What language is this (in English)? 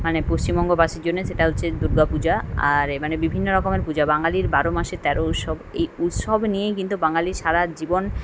Bangla